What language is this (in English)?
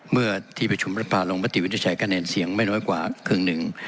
Thai